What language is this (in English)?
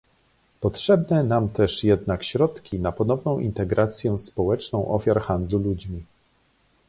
Polish